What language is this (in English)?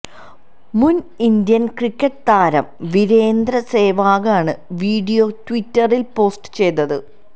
Malayalam